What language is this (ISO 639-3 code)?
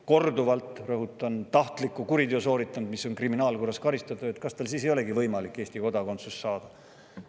est